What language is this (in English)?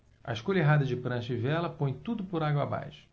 Portuguese